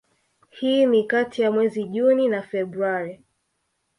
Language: Swahili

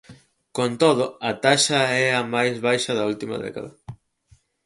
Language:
Galician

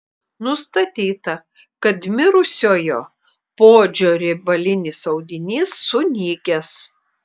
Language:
Lithuanian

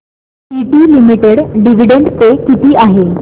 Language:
Marathi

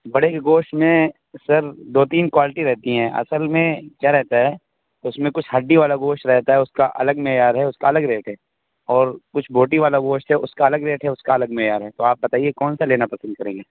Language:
Urdu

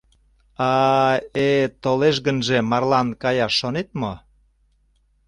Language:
Mari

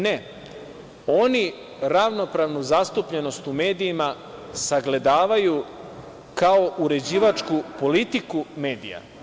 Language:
Serbian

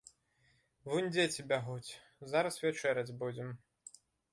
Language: Belarusian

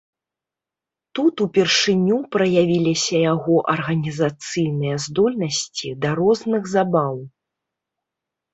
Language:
Belarusian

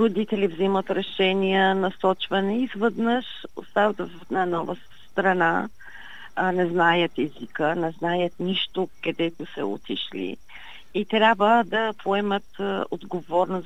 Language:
Bulgarian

